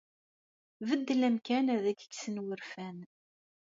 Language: Kabyle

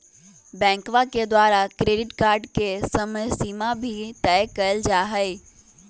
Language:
Magahi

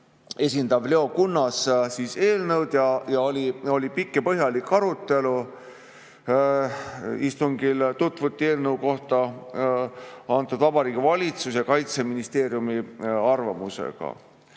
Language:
Estonian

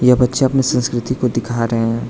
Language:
Hindi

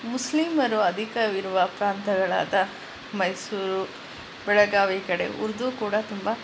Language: Kannada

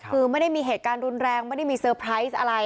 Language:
Thai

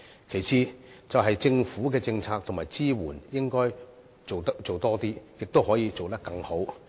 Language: Cantonese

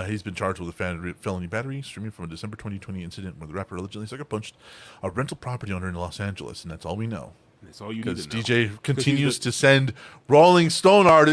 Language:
English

